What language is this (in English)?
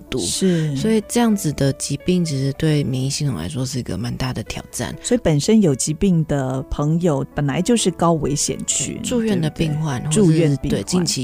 Chinese